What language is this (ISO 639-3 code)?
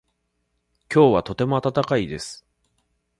jpn